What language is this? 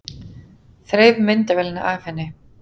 Icelandic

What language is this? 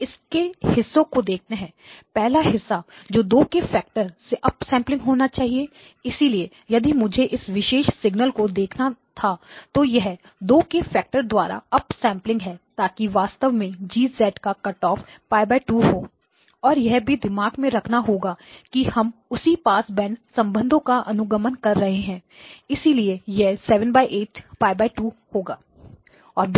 Hindi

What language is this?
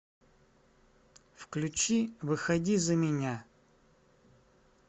Russian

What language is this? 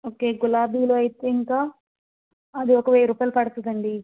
Telugu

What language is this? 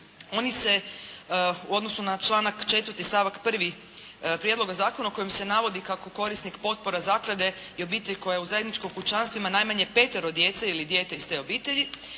Croatian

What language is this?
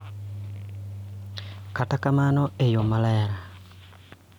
Luo (Kenya and Tanzania)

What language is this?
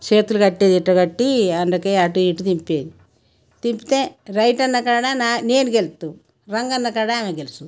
Telugu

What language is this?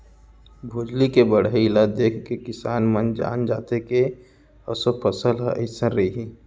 Chhattisgarhi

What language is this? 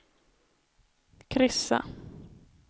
Swedish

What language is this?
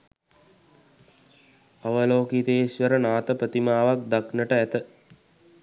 Sinhala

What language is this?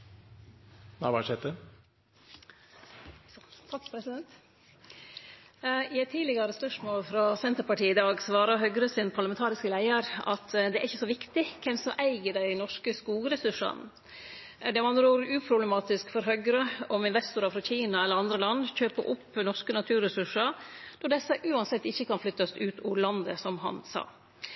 Norwegian Nynorsk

